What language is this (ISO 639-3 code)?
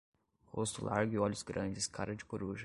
por